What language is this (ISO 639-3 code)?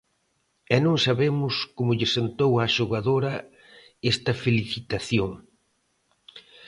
glg